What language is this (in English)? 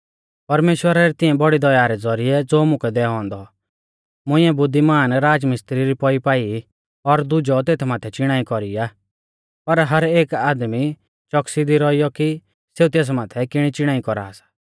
Mahasu Pahari